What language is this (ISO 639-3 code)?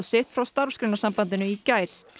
isl